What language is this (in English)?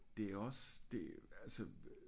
Danish